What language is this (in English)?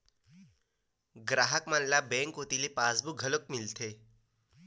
Chhattisgarhi